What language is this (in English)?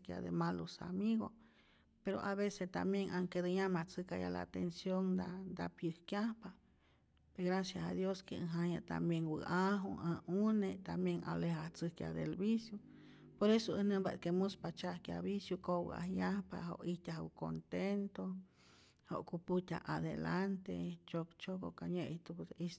Rayón Zoque